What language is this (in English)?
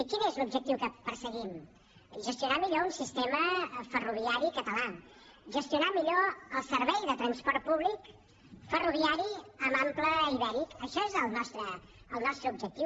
Catalan